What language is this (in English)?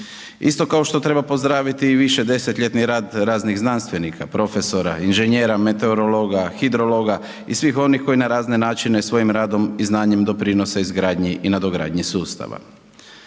Croatian